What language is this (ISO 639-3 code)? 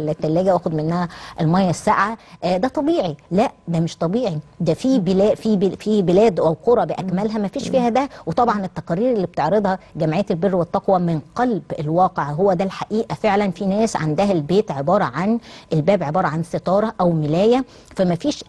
ara